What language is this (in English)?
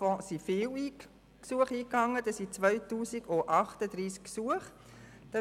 Swiss German